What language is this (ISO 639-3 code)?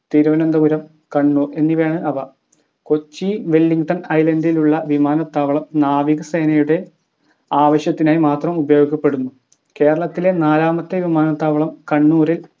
mal